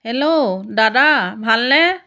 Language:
Assamese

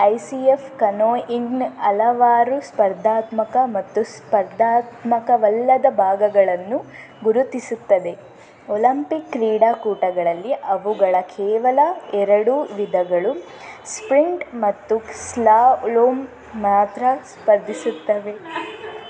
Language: Kannada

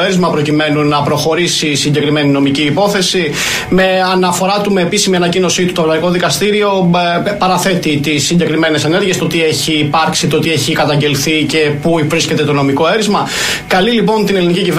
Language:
Greek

